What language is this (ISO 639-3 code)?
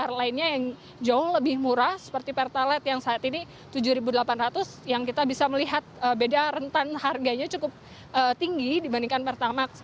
ind